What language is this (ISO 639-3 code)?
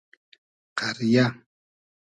haz